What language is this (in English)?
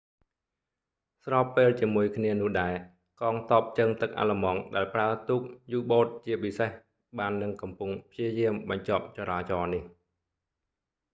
Khmer